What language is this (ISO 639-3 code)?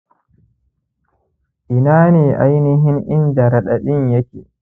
hau